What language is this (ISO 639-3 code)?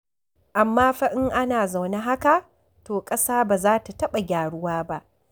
hau